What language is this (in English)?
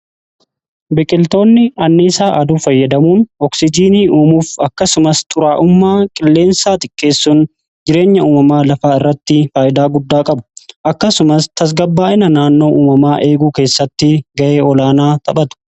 Oromo